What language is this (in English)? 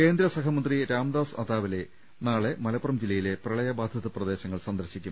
Malayalam